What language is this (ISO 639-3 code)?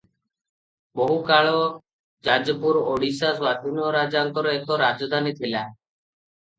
ori